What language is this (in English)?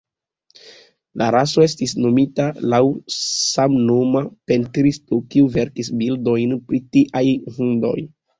Esperanto